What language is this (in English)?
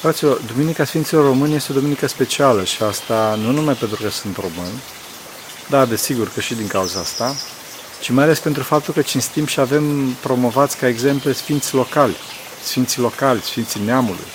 Romanian